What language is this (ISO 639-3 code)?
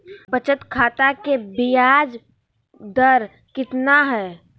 mag